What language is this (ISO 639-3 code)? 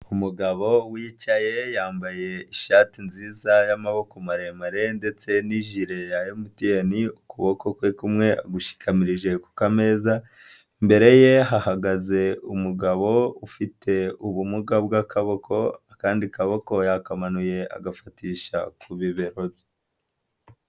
kin